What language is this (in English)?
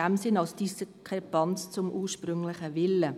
Swiss German